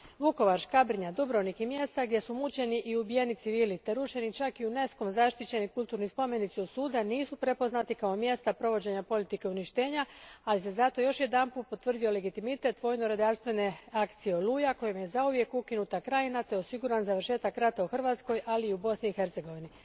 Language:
Croatian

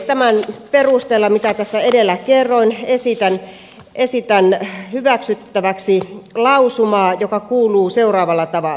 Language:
Finnish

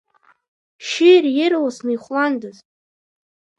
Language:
Abkhazian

